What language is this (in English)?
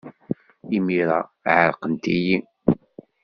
Kabyle